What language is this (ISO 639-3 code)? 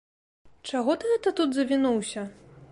bel